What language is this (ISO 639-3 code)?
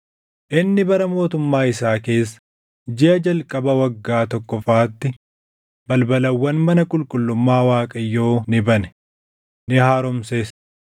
orm